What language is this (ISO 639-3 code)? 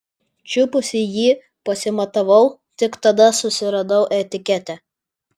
lit